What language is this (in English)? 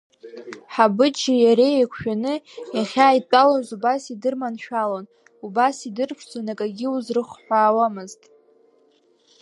Abkhazian